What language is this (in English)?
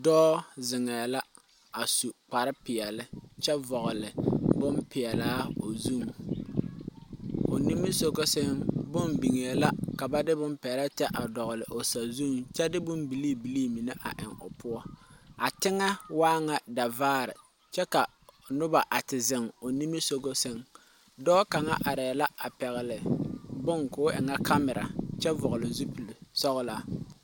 Southern Dagaare